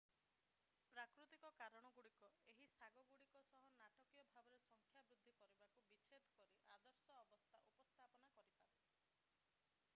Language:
Odia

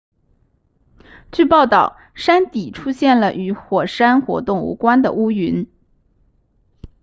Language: Chinese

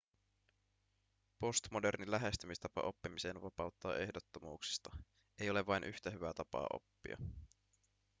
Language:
Finnish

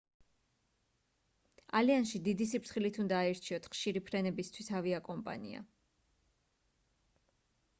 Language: Georgian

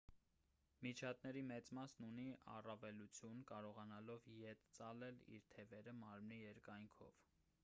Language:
Armenian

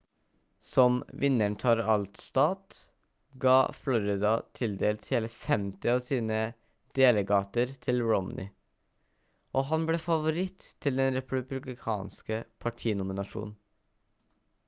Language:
Norwegian Bokmål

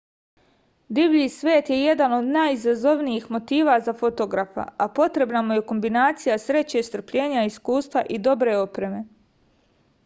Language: Serbian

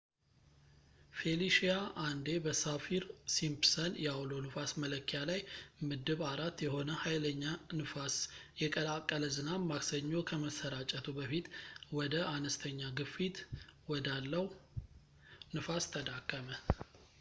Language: Amharic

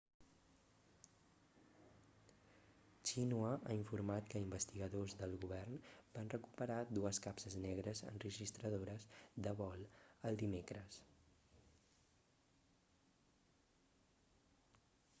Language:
Catalan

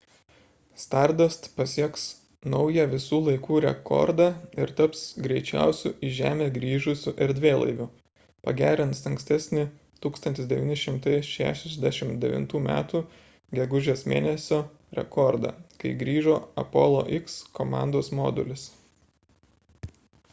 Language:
Lithuanian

